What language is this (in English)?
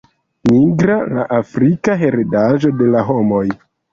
Esperanto